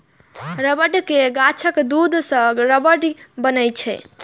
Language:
Maithili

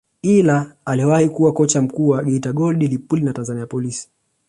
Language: Swahili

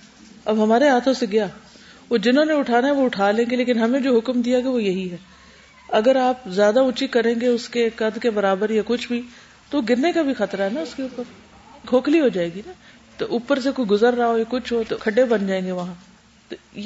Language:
Urdu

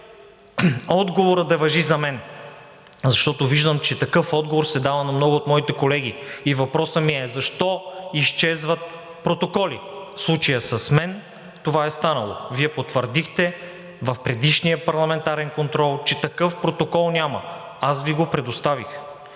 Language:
Bulgarian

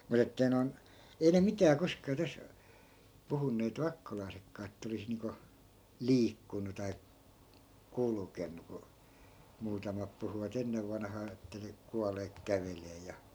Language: Finnish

